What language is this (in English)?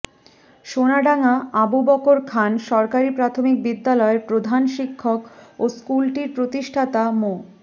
Bangla